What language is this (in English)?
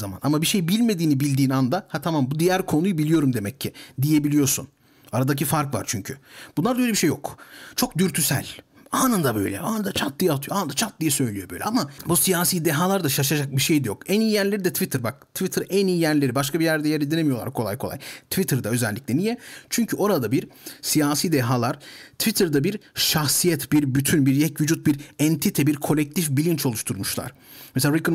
Turkish